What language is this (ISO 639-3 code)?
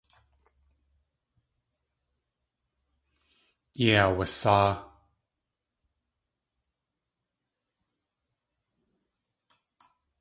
tli